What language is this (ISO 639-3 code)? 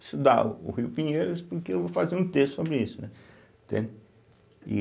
por